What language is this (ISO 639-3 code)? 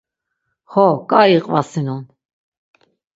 lzz